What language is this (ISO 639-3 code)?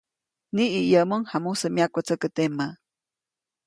zoc